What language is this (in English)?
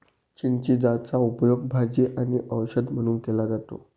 Marathi